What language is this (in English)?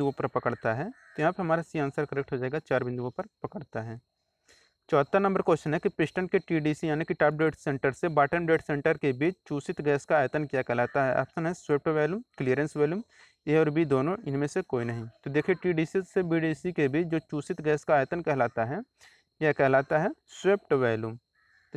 Hindi